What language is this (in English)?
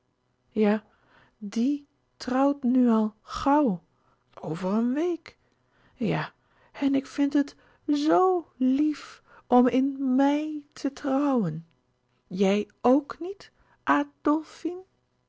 Dutch